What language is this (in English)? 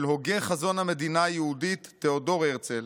Hebrew